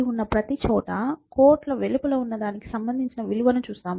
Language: Telugu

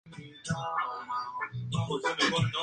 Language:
Spanish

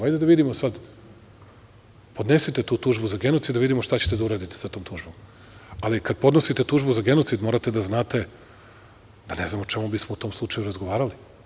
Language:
Serbian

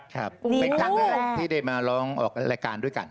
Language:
Thai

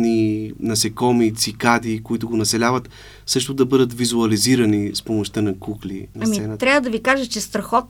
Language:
Bulgarian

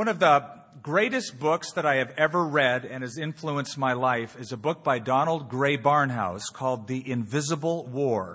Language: English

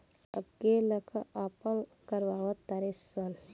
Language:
Bhojpuri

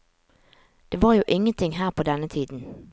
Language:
Norwegian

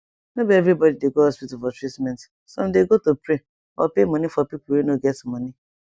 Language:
Nigerian Pidgin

